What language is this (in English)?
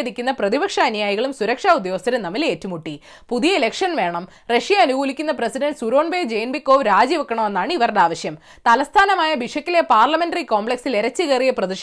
Malayalam